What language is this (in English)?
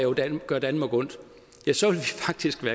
Danish